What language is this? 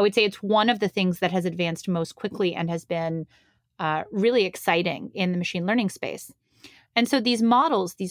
English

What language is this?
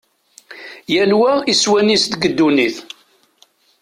Kabyle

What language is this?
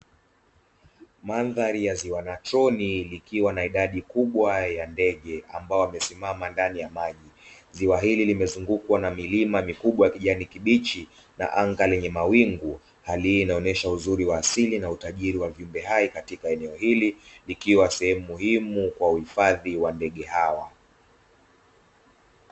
Swahili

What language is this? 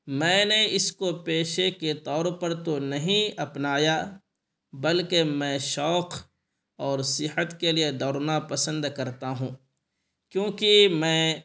Urdu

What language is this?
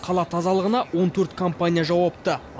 Kazakh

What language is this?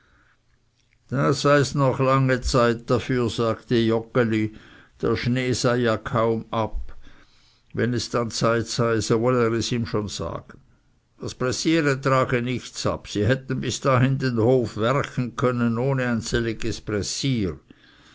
German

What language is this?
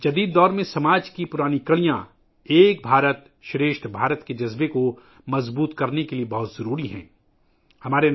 Urdu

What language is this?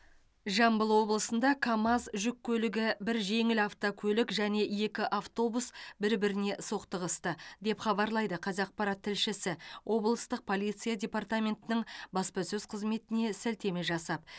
Kazakh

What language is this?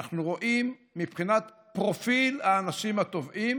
Hebrew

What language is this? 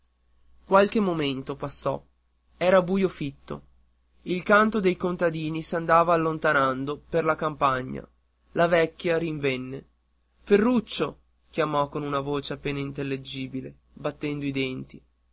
Italian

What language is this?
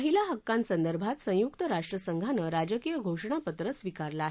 Marathi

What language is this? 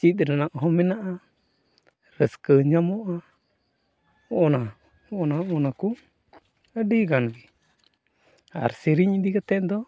Santali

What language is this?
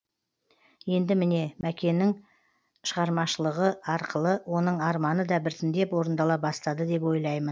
Kazakh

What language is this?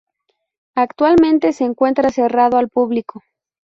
Spanish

